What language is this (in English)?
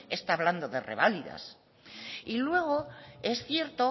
Spanish